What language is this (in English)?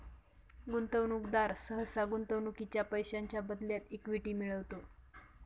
Marathi